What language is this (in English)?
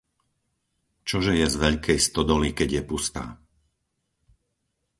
Slovak